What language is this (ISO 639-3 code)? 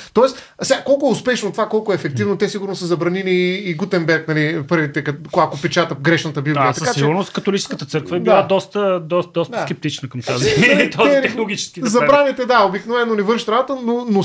bul